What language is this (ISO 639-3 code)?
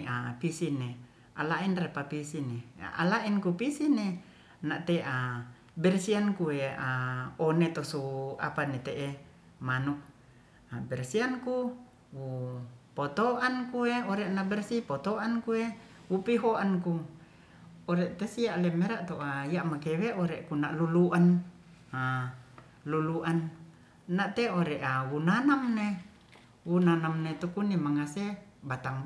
rth